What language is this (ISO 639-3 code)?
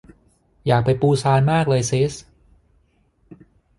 tha